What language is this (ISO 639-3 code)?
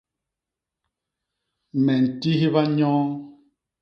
bas